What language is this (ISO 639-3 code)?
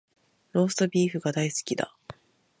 jpn